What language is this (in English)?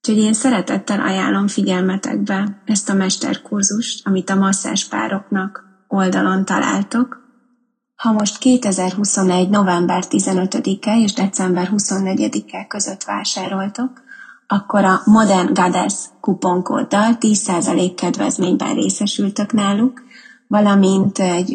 Hungarian